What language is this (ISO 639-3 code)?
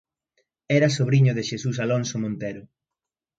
glg